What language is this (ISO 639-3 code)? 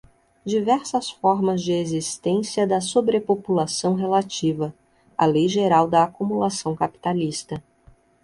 por